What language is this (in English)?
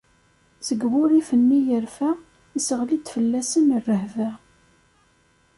Kabyle